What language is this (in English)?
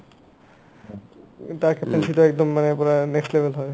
Assamese